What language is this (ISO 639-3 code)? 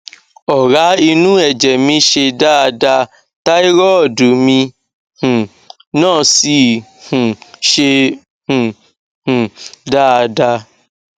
yor